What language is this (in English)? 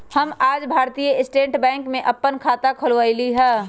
Magahi